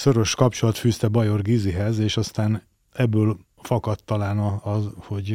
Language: Hungarian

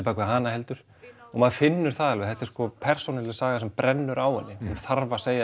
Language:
Icelandic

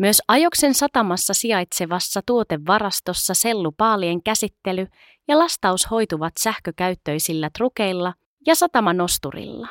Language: Finnish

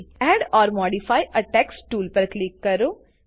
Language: Gujarati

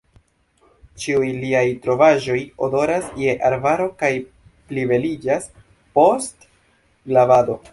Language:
Esperanto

